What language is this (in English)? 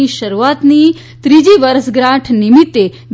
Gujarati